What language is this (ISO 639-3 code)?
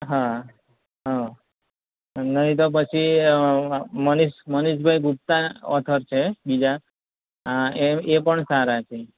guj